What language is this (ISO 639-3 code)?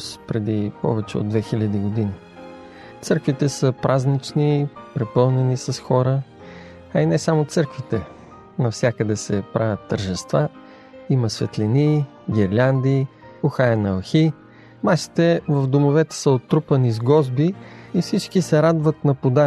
bul